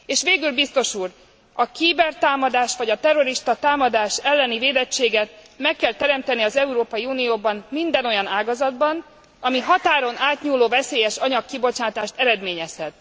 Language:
Hungarian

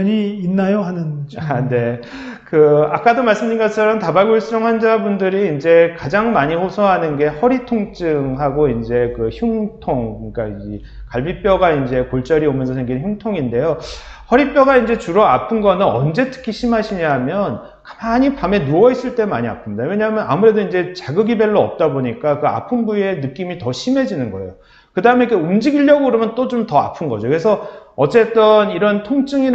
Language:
Korean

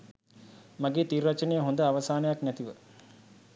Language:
Sinhala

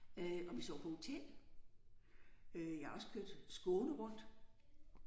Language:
Danish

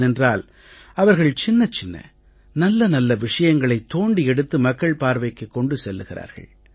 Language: Tamil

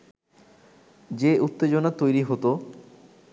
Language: Bangla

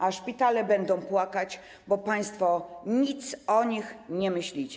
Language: Polish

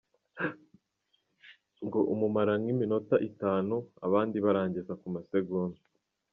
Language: Kinyarwanda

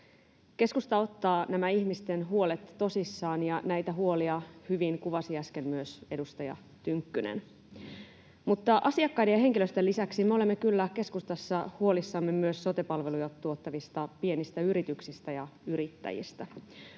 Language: Finnish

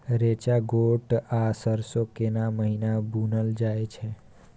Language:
Maithili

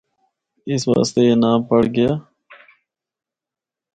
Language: Northern Hindko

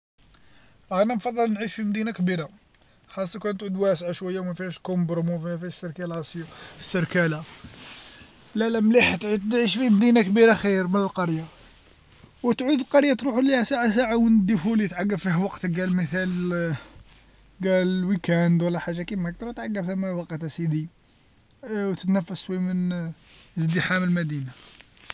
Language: Algerian Arabic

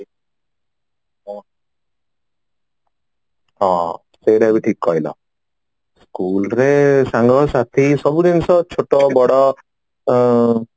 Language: Odia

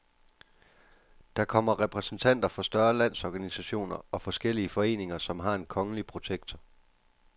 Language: Danish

